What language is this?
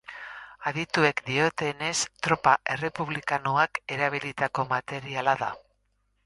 Basque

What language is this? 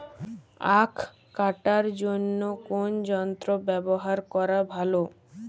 Bangla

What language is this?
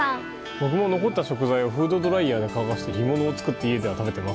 Japanese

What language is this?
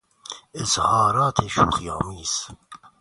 Persian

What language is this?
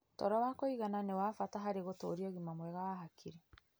Kikuyu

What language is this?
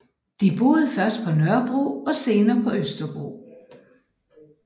Danish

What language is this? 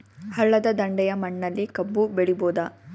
Kannada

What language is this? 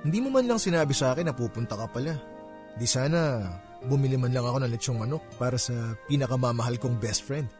Filipino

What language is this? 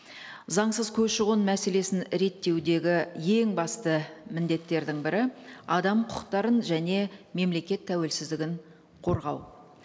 Kazakh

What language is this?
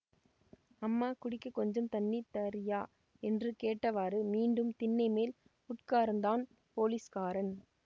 Tamil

